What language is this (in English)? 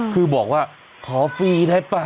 Thai